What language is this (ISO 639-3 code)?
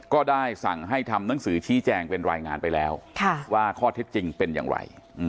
tha